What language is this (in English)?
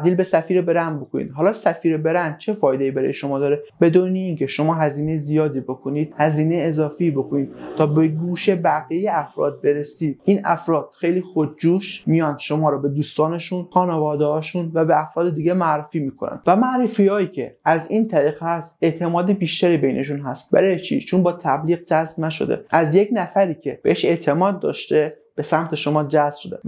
Persian